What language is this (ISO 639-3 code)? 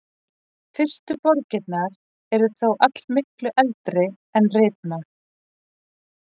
isl